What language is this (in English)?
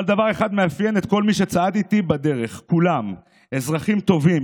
Hebrew